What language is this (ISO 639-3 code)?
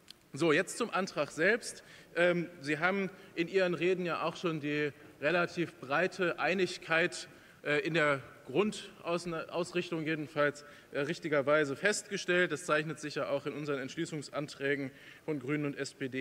deu